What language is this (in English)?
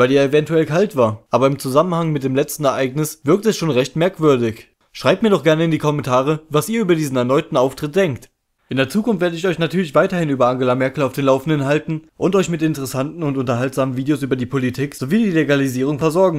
German